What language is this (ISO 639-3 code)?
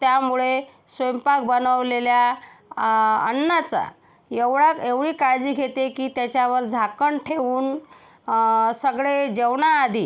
mar